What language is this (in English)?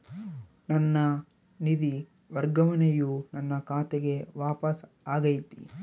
Kannada